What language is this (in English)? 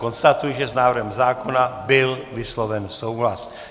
Czech